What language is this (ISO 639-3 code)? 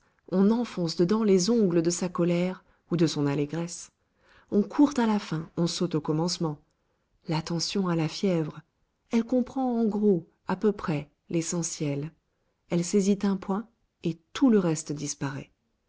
fra